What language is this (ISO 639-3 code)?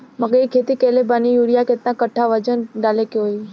bho